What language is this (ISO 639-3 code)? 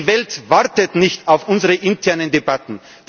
deu